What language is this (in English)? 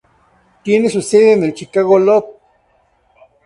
Spanish